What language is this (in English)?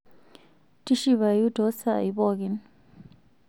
Masai